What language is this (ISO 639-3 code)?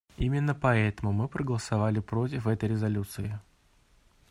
rus